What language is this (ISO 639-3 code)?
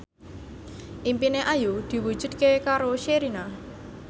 jav